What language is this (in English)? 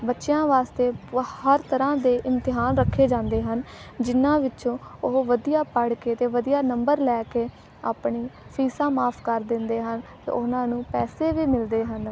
Punjabi